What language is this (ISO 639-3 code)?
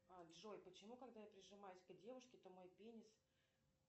rus